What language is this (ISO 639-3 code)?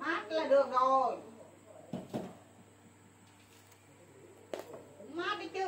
vie